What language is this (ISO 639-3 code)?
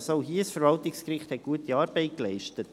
gsw